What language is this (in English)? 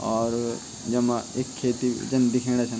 Garhwali